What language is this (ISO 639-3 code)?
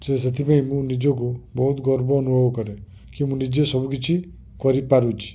ori